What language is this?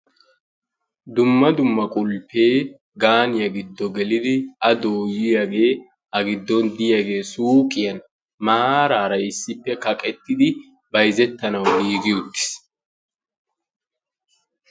Wolaytta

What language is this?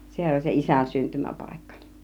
Finnish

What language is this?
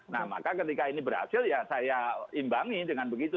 Indonesian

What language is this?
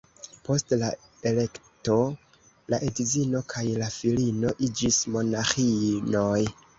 Esperanto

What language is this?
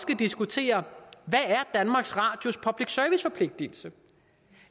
Danish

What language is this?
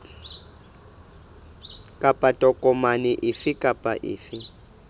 Southern Sotho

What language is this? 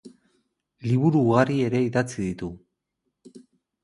Basque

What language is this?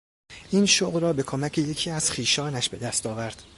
Persian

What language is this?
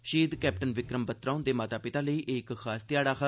Dogri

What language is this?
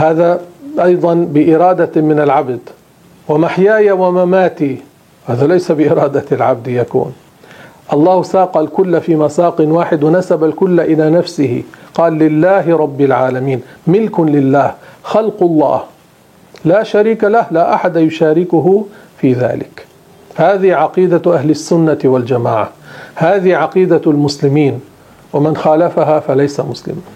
Arabic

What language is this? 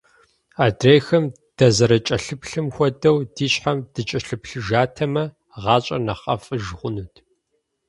Kabardian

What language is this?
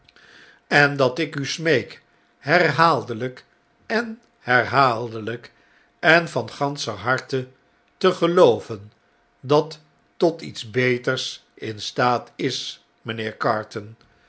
Dutch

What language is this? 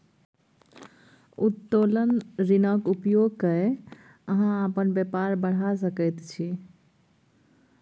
Maithili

